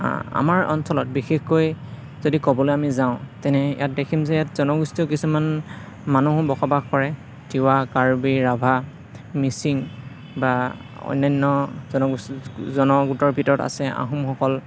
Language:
Assamese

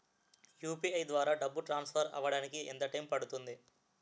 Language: Telugu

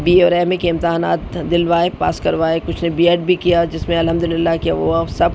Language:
Urdu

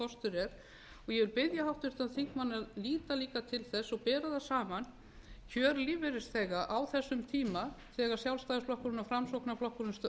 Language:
Icelandic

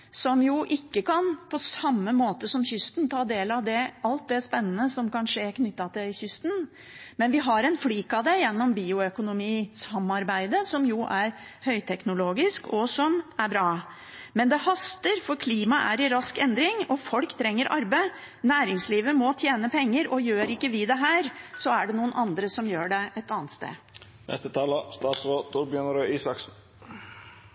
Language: Norwegian Bokmål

